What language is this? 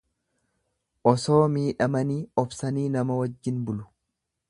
Oromo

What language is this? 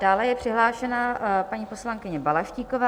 Czech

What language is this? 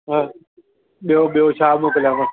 Sindhi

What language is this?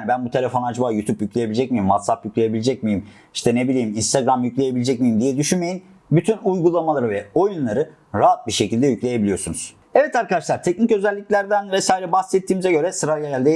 Turkish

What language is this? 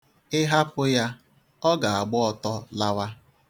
Igbo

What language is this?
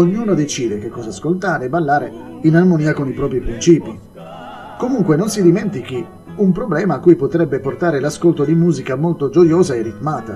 Italian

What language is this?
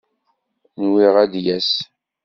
Kabyle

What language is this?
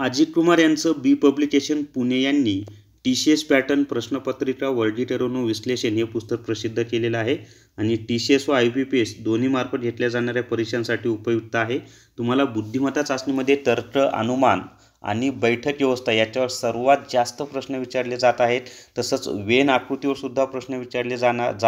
Hindi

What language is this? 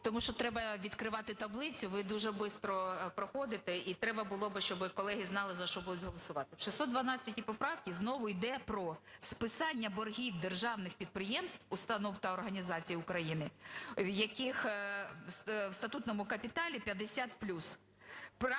Ukrainian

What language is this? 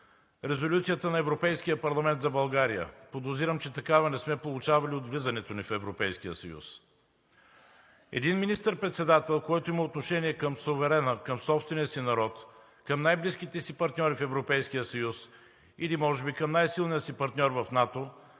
Bulgarian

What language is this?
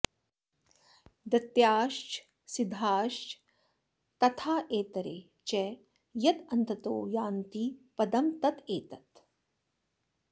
Sanskrit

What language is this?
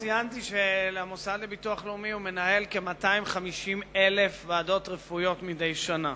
Hebrew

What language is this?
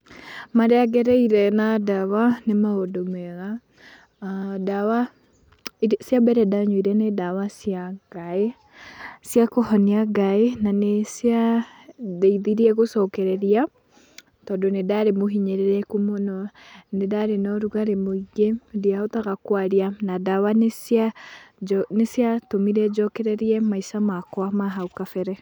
Kikuyu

